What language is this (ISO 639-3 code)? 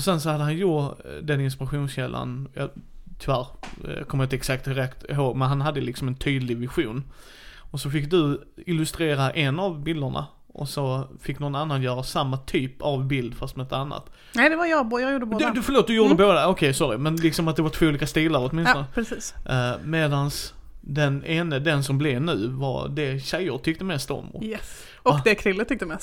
swe